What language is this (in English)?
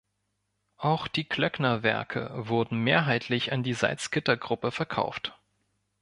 German